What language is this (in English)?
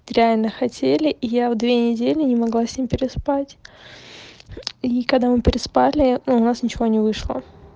Russian